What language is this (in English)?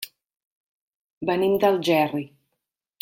Catalan